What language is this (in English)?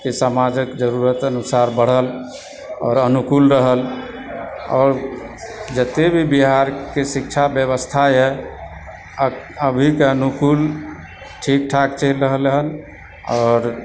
Maithili